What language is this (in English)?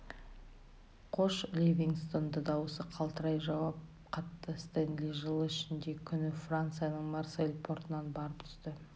Kazakh